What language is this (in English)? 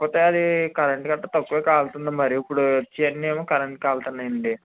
Telugu